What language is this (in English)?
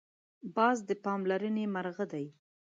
Pashto